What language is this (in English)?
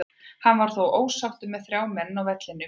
Icelandic